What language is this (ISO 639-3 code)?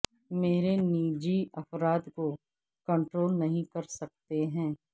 urd